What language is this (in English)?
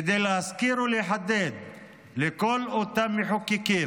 Hebrew